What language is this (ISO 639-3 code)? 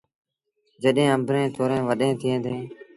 sbn